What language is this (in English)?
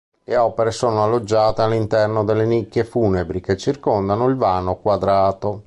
Italian